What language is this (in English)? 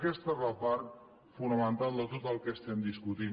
Catalan